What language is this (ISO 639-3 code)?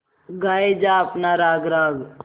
hin